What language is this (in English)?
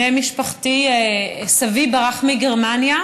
Hebrew